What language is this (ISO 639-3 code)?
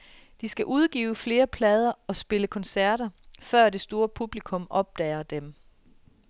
dan